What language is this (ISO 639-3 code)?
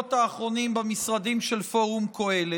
heb